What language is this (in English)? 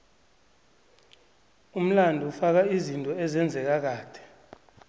South Ndebele